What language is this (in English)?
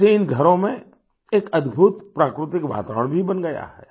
Hindi